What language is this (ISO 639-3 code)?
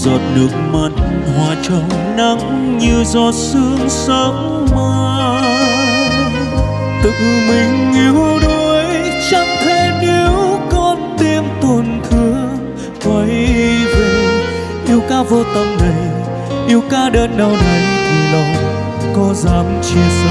vie